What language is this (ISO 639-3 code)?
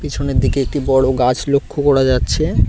ben